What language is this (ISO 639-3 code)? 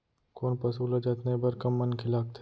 hne